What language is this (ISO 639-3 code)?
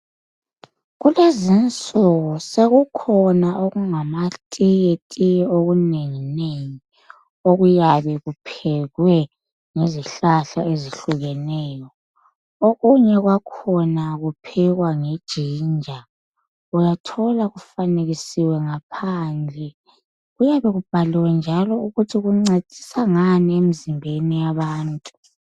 nde